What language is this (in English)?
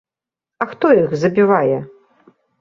Belarusian